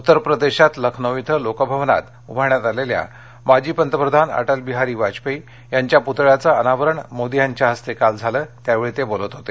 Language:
Marathi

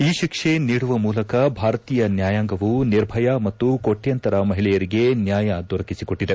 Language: Kannada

